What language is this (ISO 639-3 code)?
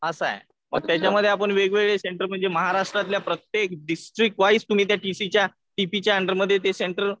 mar